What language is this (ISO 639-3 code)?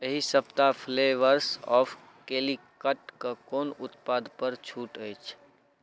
mai